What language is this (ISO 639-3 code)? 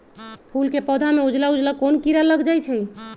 mag